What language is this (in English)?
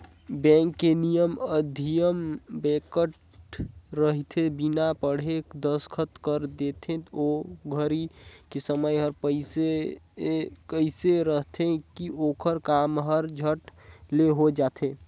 Chhattisgarhi